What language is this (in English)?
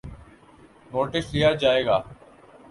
Urdu